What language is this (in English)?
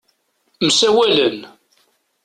Kabyle